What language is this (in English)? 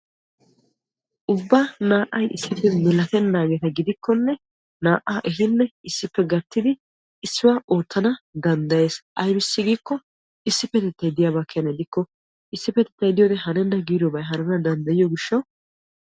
Wolaytta